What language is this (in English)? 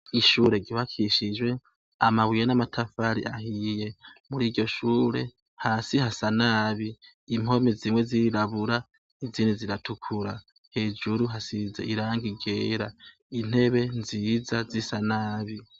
Rundi